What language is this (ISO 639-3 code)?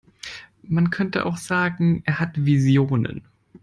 deu